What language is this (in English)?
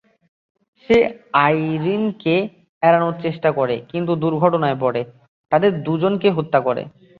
Bangla